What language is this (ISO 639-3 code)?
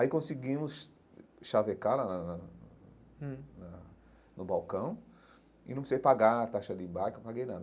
por